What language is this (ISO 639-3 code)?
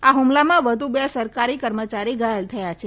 guj